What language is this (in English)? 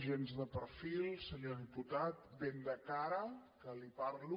Catalan